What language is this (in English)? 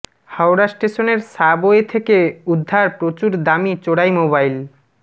Bangla